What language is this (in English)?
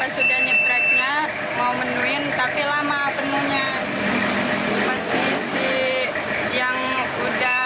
Indonesian